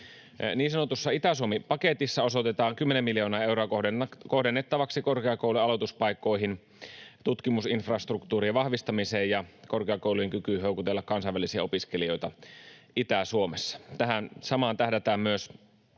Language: Finnish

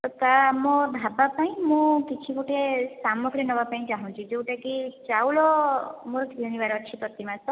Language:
Odia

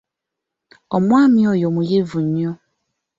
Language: Ganda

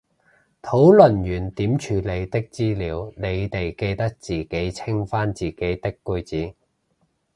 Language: Cantonese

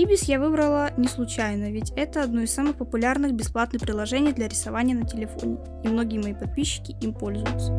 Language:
Russian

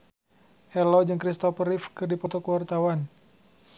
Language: Sundanese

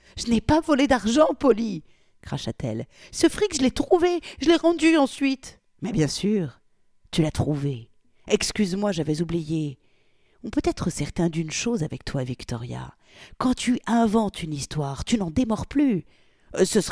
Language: French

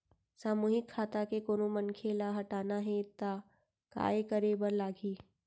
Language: Chhattisgarhi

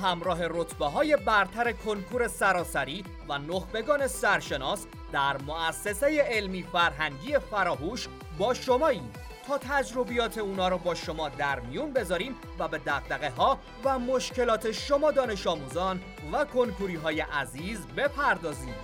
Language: Persian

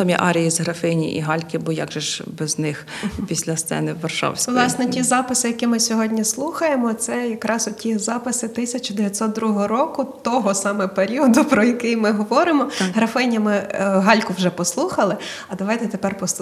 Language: Ukrainian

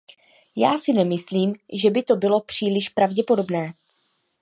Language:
Czech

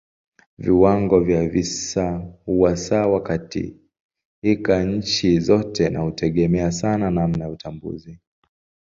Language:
Swahili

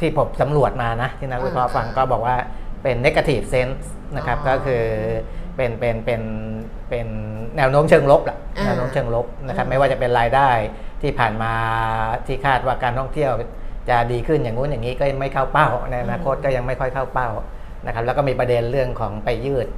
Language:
Thai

